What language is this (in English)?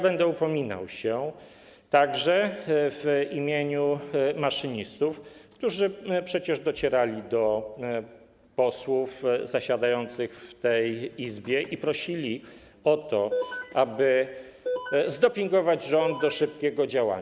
Polish